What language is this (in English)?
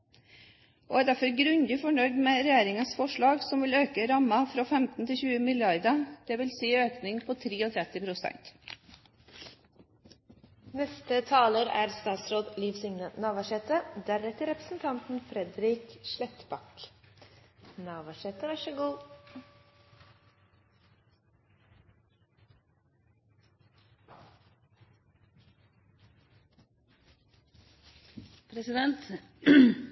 Norwegian